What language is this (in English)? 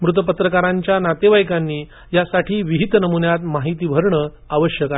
Marathi